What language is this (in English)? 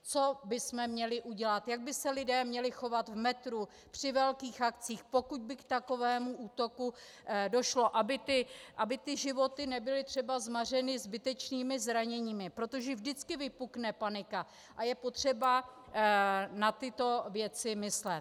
Czech